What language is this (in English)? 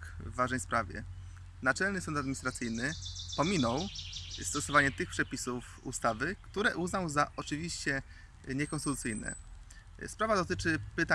Polish